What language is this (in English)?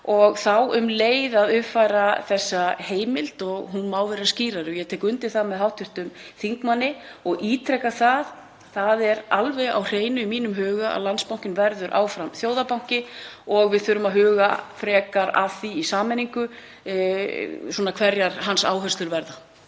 Icelandic